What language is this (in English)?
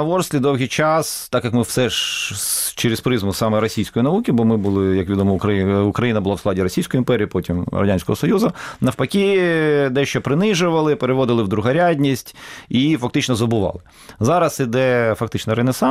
Ukrainian